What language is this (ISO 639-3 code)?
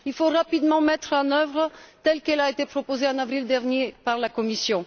fra